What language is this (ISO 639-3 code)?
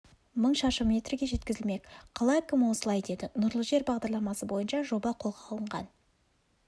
kaz